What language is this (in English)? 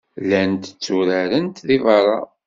Kabyle